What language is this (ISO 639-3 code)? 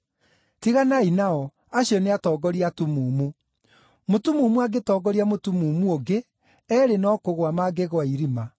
kik